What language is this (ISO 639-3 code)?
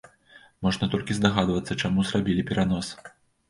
bel